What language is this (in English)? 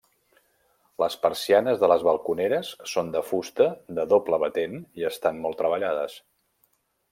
Catalan